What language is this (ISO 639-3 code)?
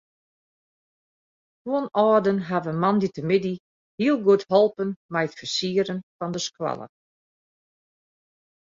fry